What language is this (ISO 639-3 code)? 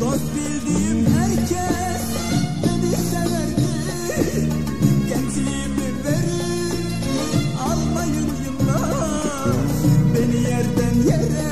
tur